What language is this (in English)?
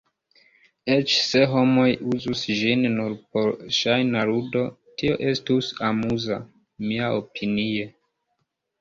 Esperanto